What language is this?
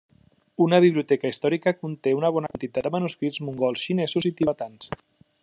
Catalan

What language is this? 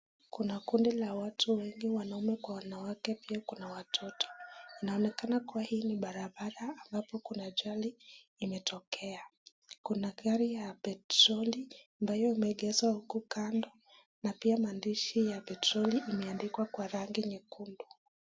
Swahili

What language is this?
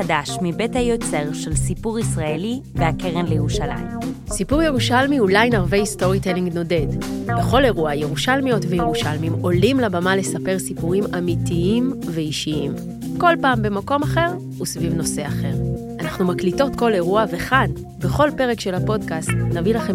Hebrew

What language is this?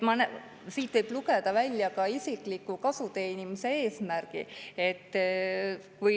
Estonian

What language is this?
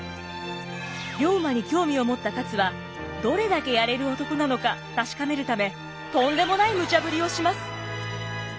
Japanese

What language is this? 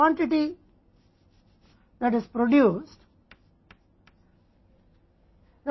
Hindi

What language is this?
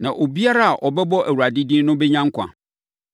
Akan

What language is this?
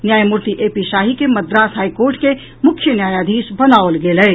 Maithili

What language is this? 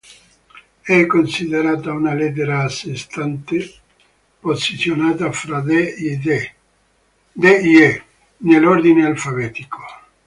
Italian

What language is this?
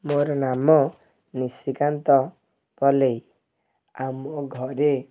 Odia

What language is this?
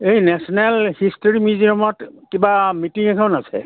Assamese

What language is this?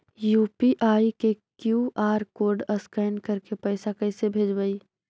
Magahi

